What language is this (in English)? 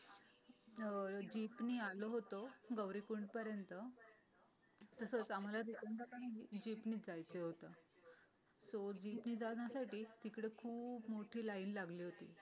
Marathi